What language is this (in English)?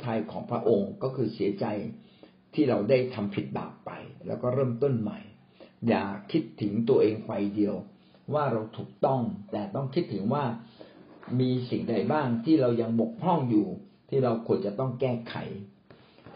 Thai